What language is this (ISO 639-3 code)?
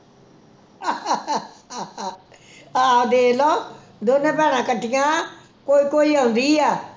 pan